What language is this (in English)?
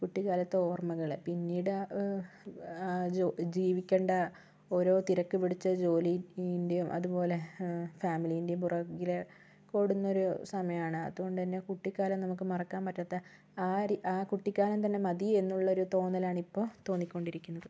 Malayalam